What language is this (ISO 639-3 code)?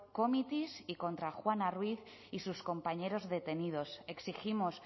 spa